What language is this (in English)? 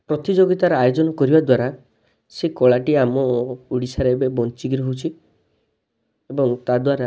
Odia